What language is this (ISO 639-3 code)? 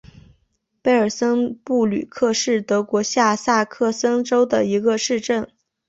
zho